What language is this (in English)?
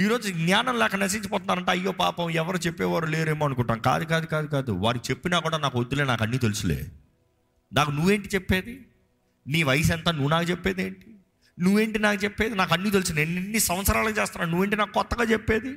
Telugu